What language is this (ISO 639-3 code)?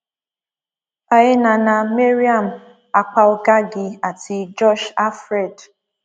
yor